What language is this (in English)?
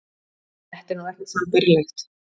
Icelandic